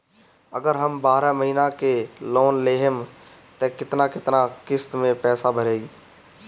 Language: Bhojpuri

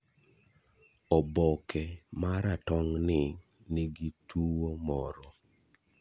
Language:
Luo (Kenya and Tanzania)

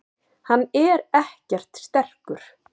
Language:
Icelandic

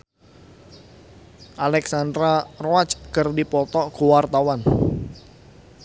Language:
Sundanese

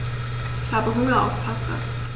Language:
German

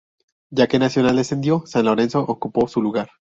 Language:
Spanish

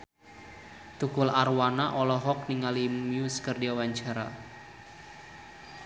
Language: Sundanese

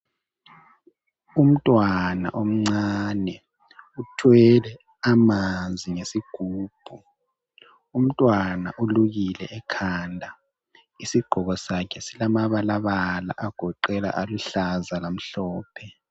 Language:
North Ndebele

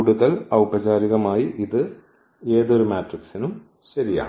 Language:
Malayalam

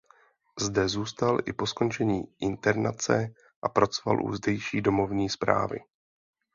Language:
Czech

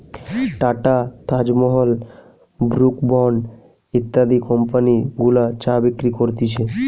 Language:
Bangla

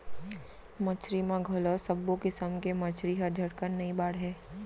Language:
Chhattisgarhi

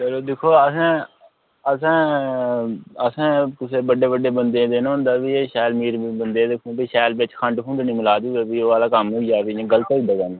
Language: Dogri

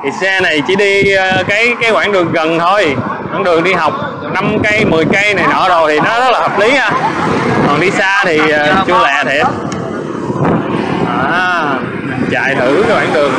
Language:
Vietnamese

